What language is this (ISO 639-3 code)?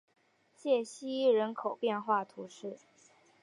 zho